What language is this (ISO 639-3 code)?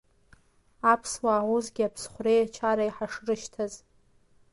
abk